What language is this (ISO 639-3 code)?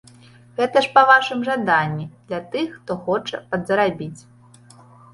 bel